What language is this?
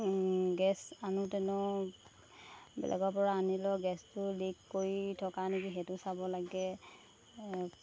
Assamese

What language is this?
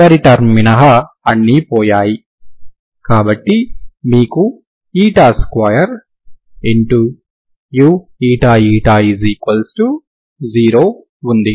Telugu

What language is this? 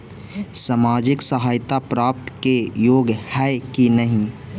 Magahi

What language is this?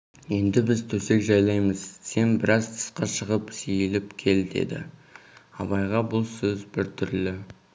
Kazakh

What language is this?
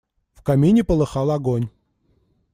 Russian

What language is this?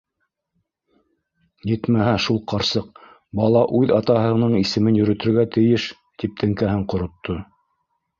Bashkir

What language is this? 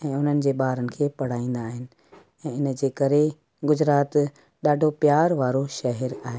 Sindhi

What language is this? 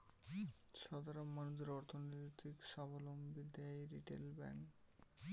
Bangla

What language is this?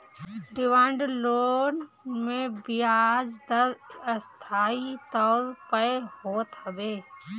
Bhojpuri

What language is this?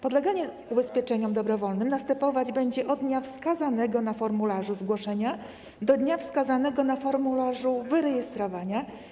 Polish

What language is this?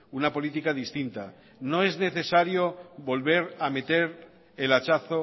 Spanish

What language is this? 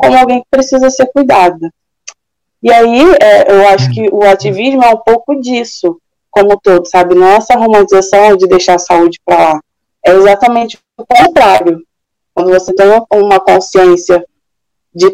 Portuguese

